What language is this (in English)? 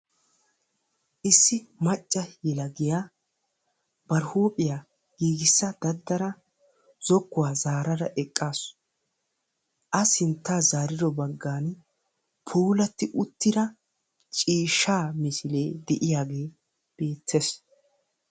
Wolaytta